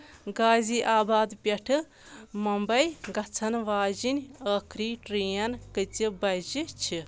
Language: Kashmiri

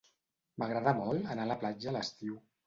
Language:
Catalan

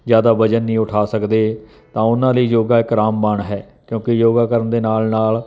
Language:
Punjabi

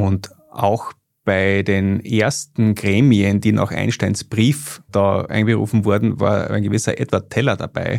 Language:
German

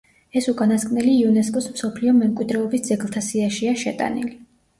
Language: Georgian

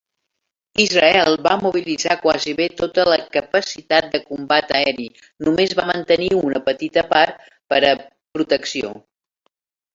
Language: Catalan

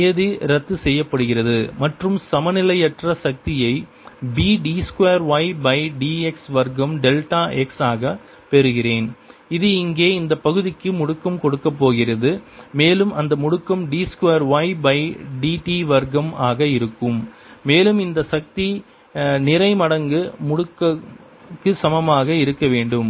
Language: Tamil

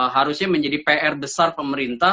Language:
Indonesian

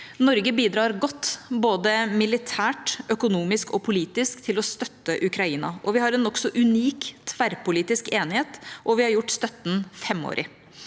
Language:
Norwegian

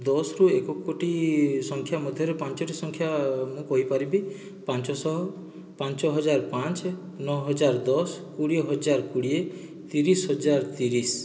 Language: Odia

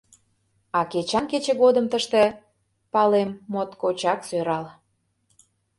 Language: Mari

